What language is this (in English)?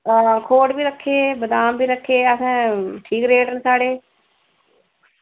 Dogri